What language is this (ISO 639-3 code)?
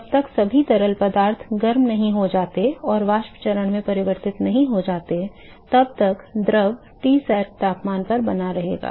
hin